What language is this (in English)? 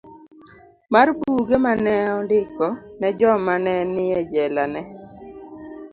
Luo (Kenya and Tanzania)